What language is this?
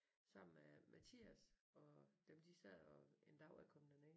Danish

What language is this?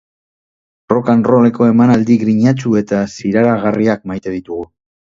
Basque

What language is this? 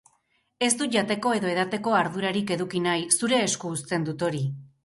Basque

